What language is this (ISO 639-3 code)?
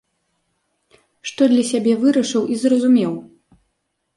bel